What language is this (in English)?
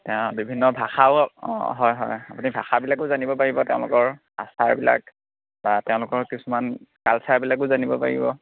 Assamese